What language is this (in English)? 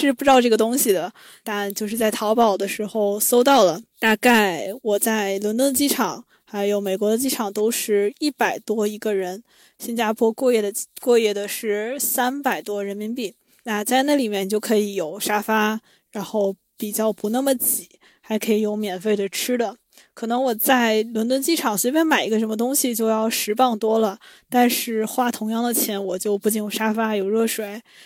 Chinese